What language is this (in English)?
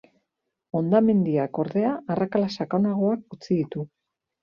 Basque